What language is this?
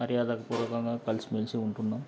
Telugu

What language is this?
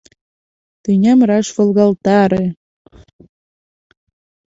Mari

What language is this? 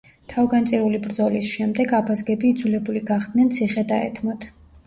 Georgian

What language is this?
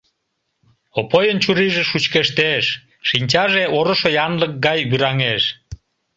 Mari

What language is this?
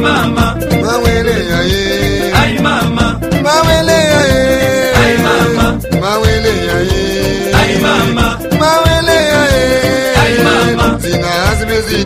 Swahili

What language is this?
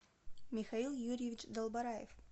Russian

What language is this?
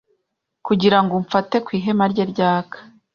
Kinyarwanda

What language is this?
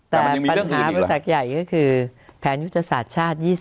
Thai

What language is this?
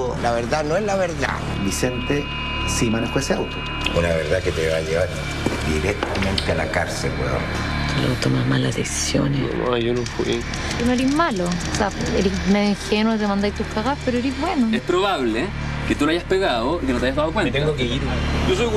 Spanish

